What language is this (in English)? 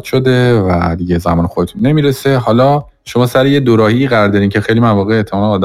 Persian